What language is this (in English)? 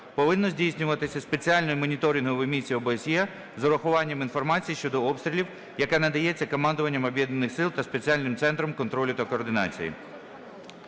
Ukrainian